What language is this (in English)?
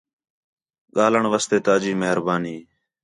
Khetrani